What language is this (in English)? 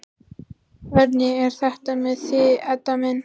Icelandic